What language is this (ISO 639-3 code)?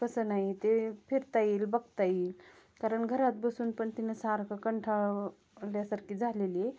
mar